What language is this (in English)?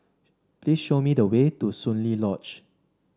English